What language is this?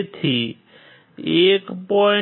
Gujarati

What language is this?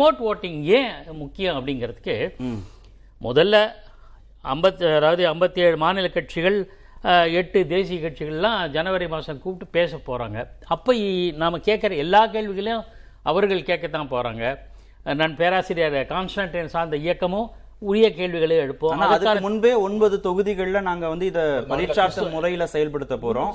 Tamil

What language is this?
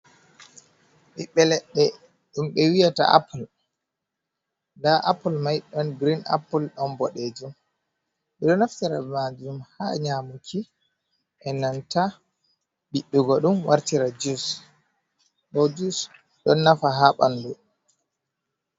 Fula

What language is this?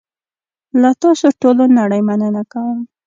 Pashto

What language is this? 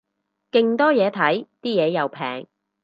Cantonese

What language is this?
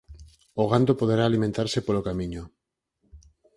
Galician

